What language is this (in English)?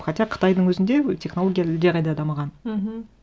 Kazakh